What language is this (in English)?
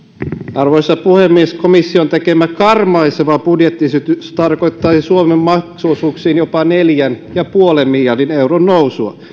Finnish